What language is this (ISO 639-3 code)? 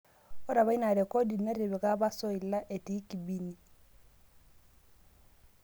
mas